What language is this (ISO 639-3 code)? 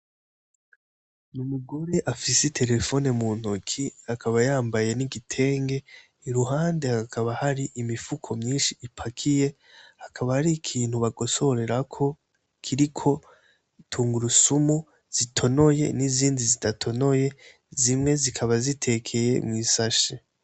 run